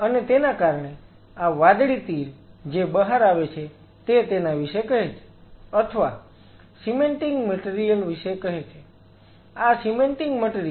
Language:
Gujarati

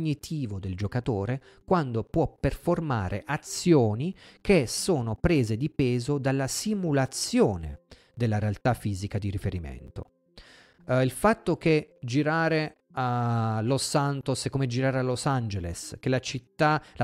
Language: Italian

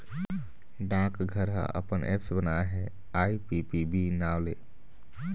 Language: Chhattisgarhi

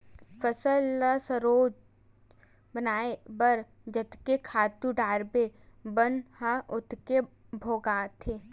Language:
Chhattisgarhi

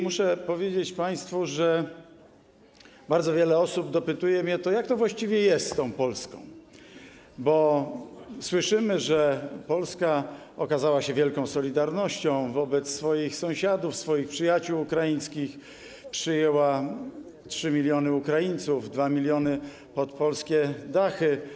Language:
Polish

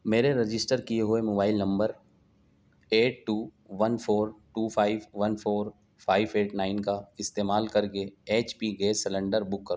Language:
Urdu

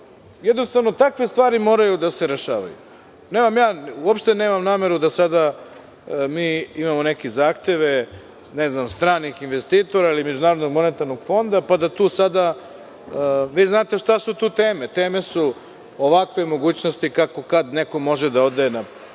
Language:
Serbian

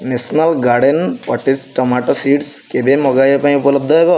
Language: Odia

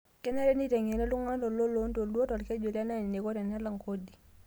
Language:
Masai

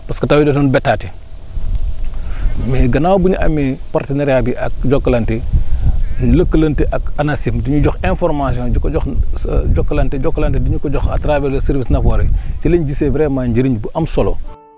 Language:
Wolof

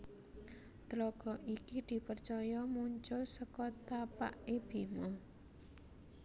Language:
Javanese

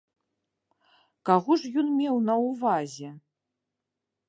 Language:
Belarusian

